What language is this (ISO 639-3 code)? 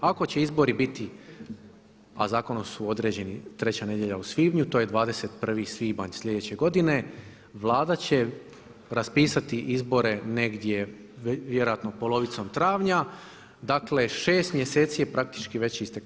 hrv